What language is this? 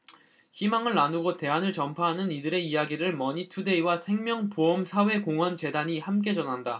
Korean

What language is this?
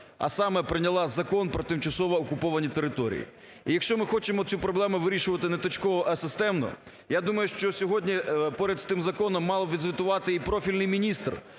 Ukrainian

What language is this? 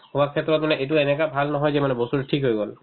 Assamese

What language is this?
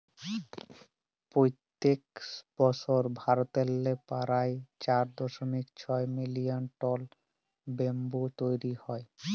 Bangla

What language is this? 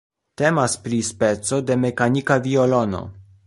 Esperanto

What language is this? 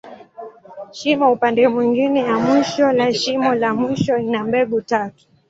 Swahili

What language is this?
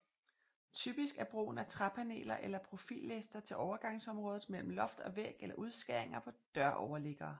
Danish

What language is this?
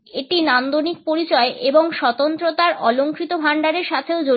Bangla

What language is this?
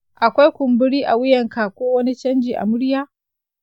Hausa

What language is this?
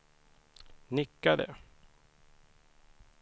Swedish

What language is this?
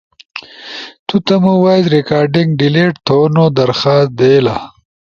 Ushojo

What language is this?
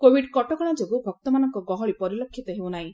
Odia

